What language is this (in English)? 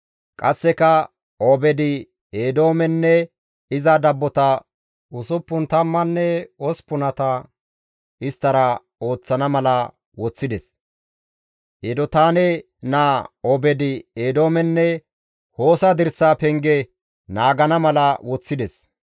Gamo